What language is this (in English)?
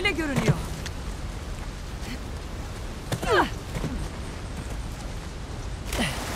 Turkish